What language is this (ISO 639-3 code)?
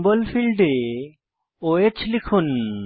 ben